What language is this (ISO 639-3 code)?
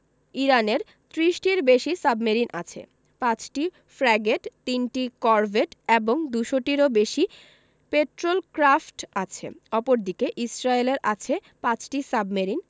ben